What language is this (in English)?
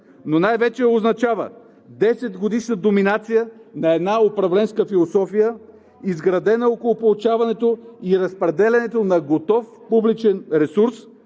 Bulgarian